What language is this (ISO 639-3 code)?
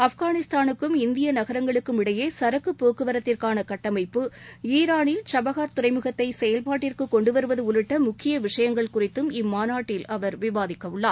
tam